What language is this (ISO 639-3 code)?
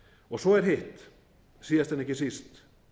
isl